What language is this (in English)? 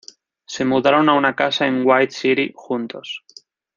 Spanish